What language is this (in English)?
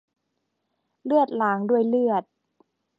Thai